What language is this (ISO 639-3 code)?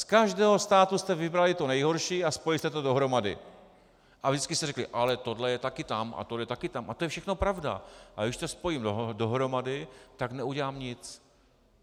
ces